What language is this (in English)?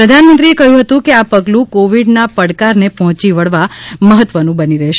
Gujarati